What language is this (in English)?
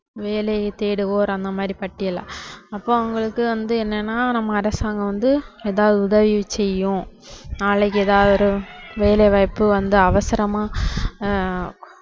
Tamil